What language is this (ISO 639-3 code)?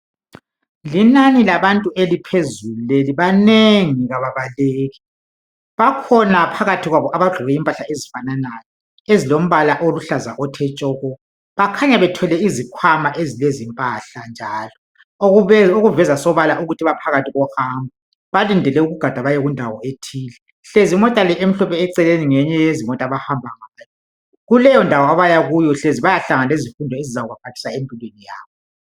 nde